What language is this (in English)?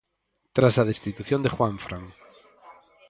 Galician